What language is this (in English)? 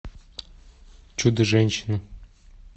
Russian